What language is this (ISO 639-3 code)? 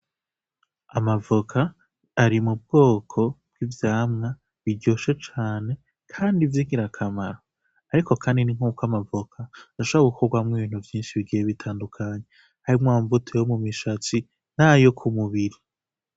run